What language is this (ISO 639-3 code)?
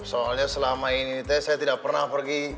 ind